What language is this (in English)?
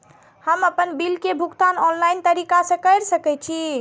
Maithili